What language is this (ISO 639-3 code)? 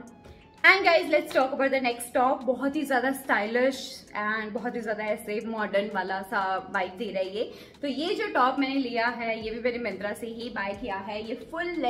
hin